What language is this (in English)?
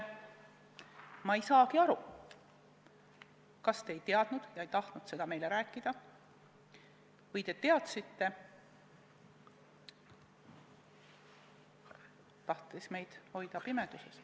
Estonian